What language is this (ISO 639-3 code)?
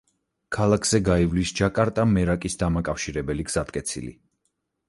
kat